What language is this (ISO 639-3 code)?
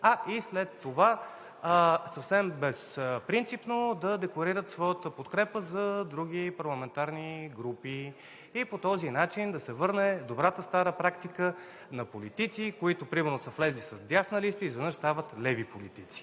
bul